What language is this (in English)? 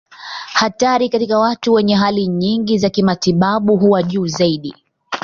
Swahili